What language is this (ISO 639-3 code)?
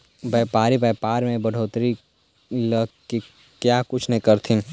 mag